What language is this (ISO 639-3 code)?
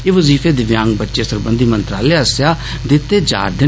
doi